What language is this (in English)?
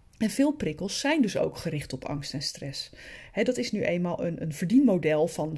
Dutch